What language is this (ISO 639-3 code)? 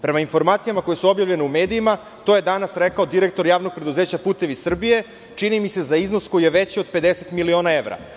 srp